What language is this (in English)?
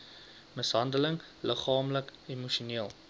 Afrikaans